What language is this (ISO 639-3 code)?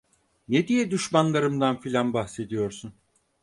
tur